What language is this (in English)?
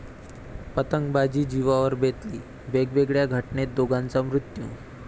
Marathi